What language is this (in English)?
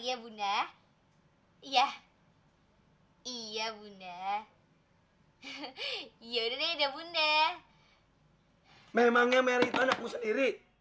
Indonesian